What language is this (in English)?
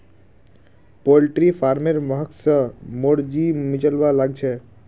Magahi